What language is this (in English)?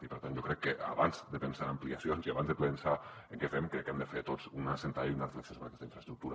Catalan